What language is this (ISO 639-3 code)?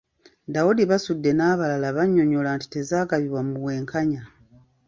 lug